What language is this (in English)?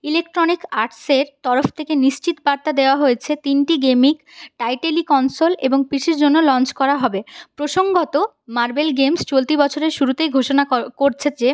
Bangla